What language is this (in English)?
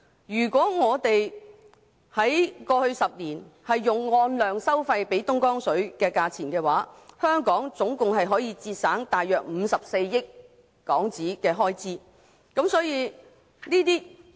Cantonese